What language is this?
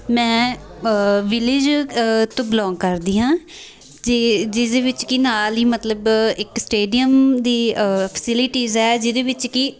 Punjabi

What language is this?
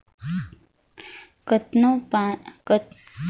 Chhattisgarhi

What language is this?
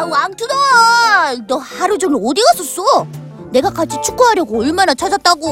Korean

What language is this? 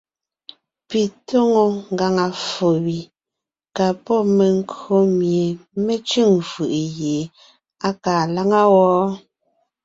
Ngiemboon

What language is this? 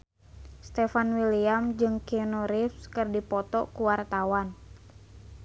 Sundanese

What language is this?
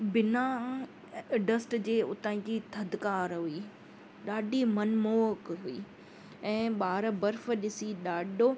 Sindhi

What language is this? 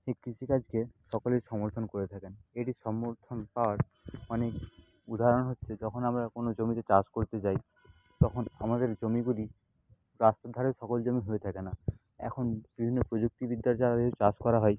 Bangla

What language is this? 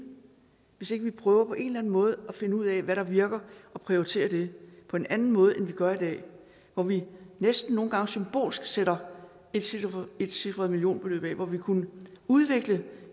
Danish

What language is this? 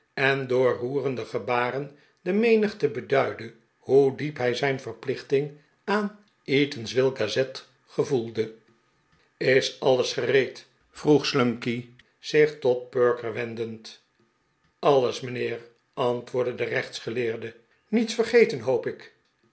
Dutch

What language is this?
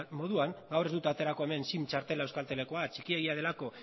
Basque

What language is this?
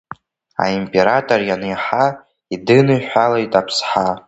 Abkhazian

